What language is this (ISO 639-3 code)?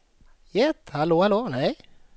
swe